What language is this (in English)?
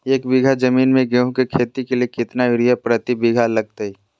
Magahi